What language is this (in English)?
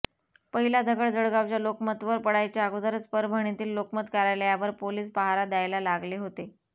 Marathi